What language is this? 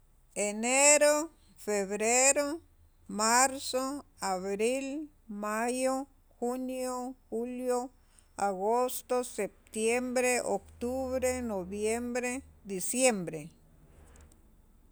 Sacapulteco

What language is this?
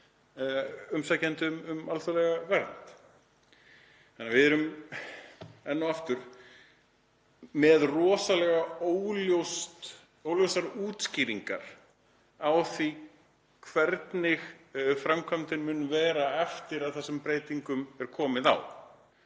Icelandic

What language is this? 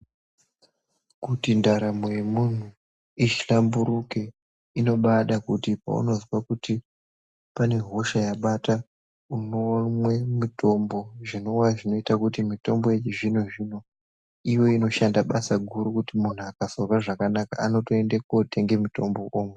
Ndau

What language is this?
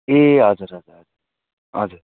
Nepali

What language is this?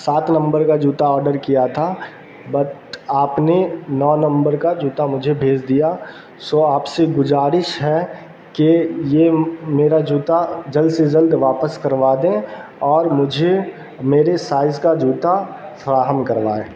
Urdu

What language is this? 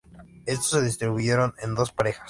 Spanish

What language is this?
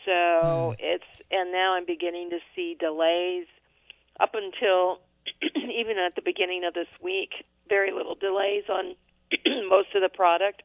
English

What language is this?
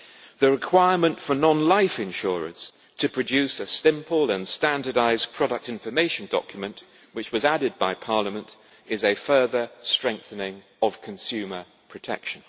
English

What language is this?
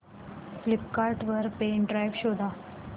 Marathi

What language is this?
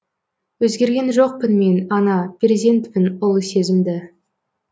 Kazakh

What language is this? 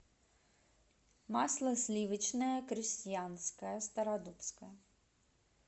Russian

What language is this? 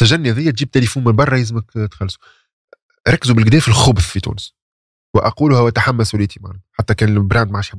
Arabic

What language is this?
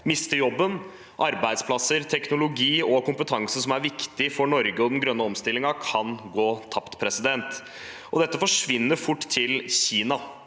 Norwegian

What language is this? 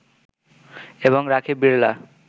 Bangla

